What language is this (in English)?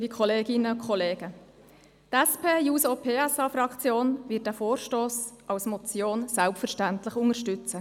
Swiss German